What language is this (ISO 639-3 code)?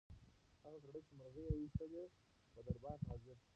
pus